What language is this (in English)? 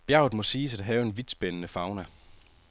Danish